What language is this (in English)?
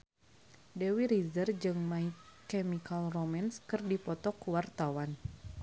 Sundanese